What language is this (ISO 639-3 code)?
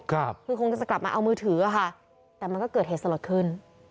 tha